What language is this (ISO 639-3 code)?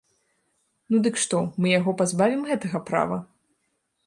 bel